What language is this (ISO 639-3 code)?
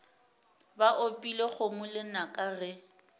nso